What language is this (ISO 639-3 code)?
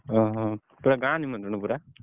ori